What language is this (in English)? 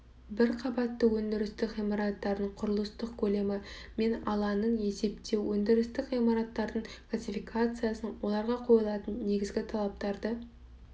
Kazakh